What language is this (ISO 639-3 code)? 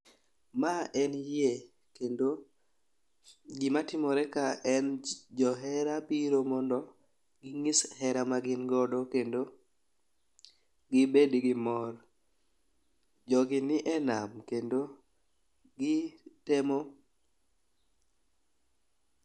luo